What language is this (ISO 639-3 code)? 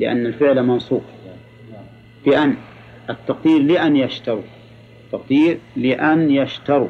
ara